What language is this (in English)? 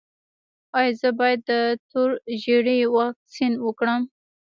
Pashto